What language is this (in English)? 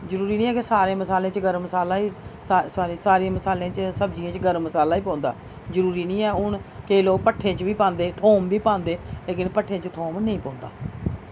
Dogri